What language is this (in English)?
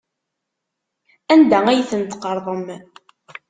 Kabyle